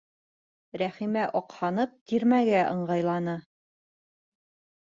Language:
Bashkir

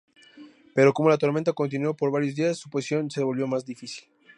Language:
Spanish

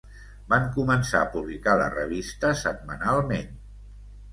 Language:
Catalan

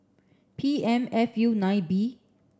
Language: English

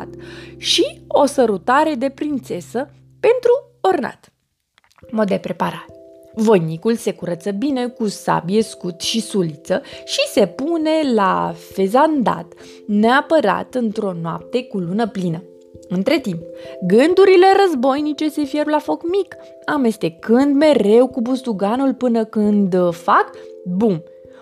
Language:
Romanian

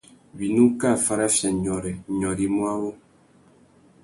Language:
Tuki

